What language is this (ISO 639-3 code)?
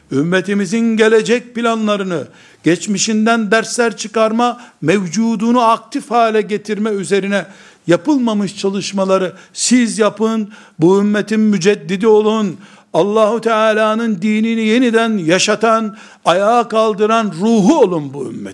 tur